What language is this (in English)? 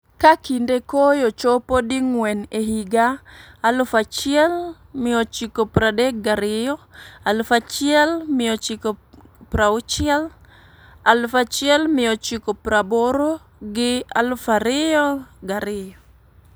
Luo (Kenya and Tanzania)